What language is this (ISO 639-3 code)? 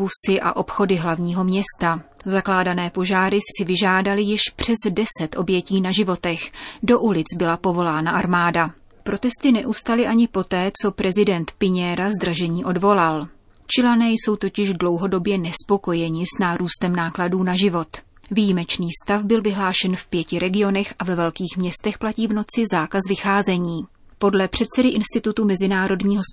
ces